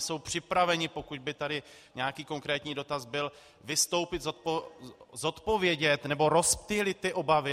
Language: Czech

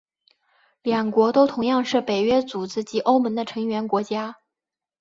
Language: Chinese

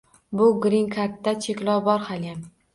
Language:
Uzbek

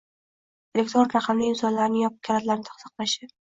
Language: Uzbek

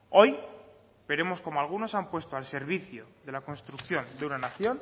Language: Spanish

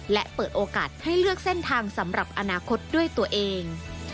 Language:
Thai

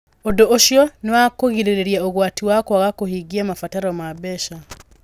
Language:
Kikuyu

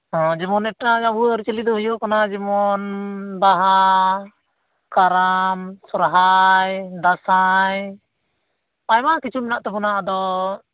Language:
Santali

